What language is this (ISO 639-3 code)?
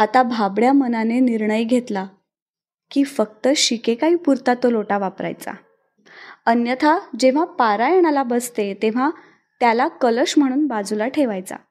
mar